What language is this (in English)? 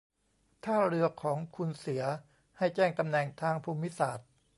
Thai